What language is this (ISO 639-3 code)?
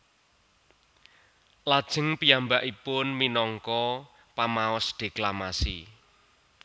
jav